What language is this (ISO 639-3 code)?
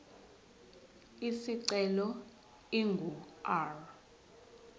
zul